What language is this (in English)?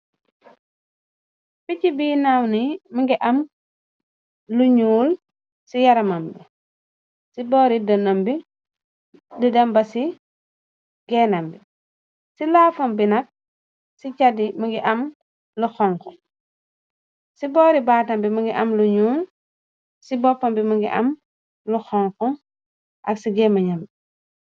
Wolof